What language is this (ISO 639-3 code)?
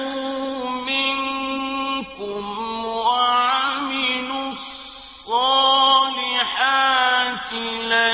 ara